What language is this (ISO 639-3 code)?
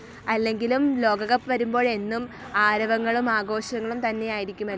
mal